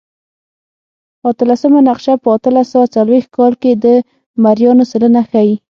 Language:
Pashto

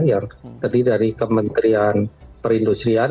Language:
Indonesian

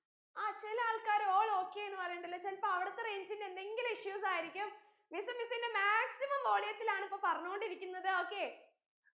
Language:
Malayalam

